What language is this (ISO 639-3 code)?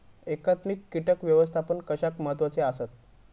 mar